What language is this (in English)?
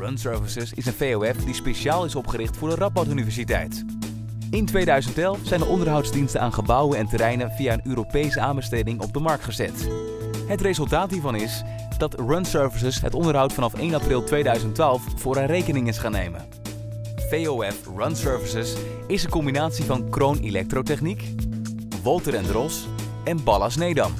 Dutch